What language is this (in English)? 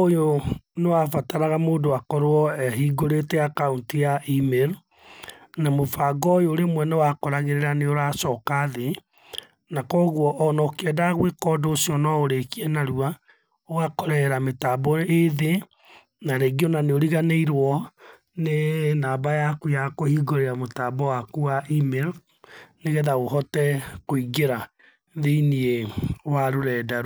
Kikuyu